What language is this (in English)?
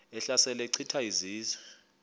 Xhosa